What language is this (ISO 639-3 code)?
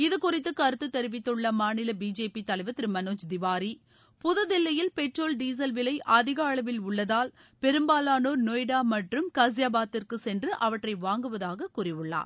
tam